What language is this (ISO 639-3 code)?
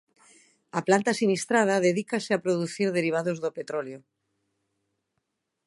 glg